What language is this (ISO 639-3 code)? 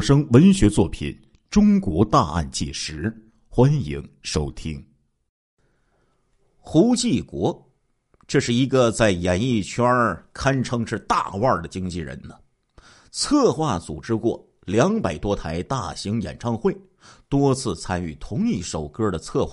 zho